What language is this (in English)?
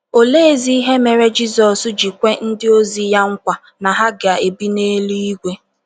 Igbo